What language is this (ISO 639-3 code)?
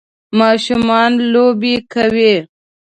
pus